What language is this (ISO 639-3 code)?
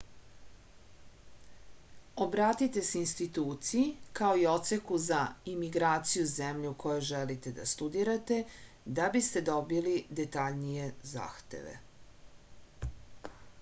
srp